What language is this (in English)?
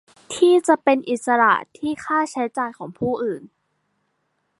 Thai